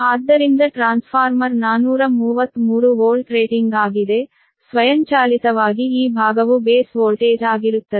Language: Kannada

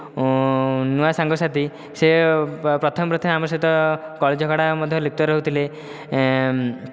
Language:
Odia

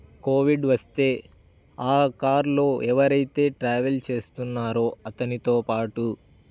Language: Telugu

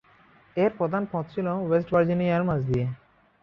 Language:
Bangla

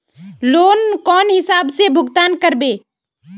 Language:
Magahi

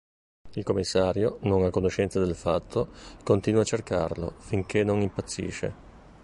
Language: Italian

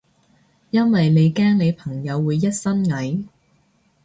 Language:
Cantonese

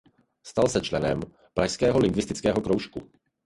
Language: Czech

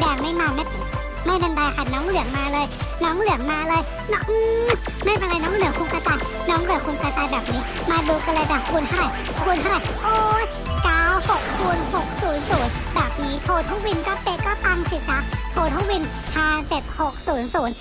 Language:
Thai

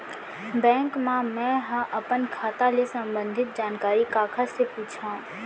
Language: Chhattisgarhi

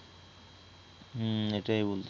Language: Bangla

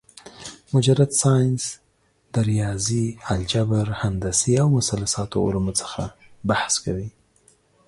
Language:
Pashto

